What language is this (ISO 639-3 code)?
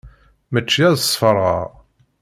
kab